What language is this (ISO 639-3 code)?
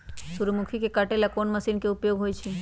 mag